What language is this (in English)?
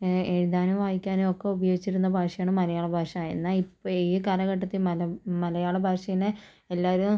Malayalam